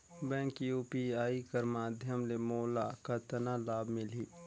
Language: Chhattisgarhi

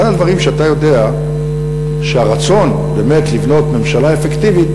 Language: Hebrew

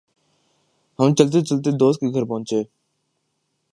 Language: Urdu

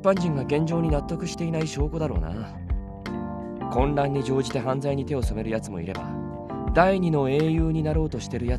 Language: Japanese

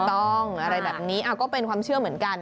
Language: Thai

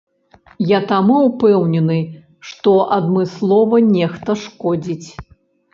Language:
Belarusian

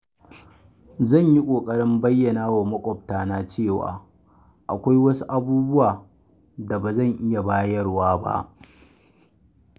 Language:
Hausa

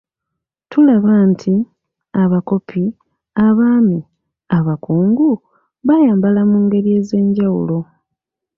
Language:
Ganda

